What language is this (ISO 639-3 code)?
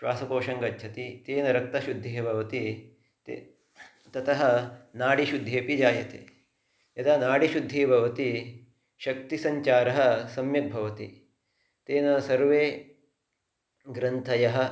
san